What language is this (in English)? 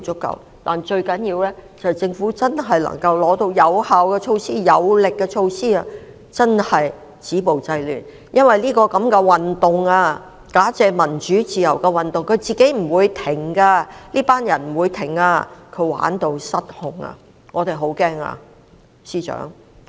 Cantonese